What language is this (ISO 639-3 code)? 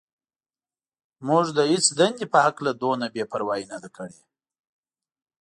pus